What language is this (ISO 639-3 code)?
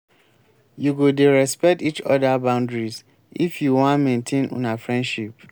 pcm